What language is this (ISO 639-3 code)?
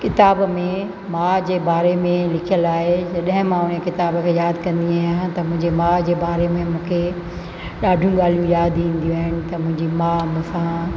snd